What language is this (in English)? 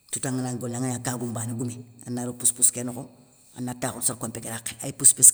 Soninke